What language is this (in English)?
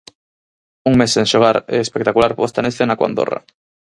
Galician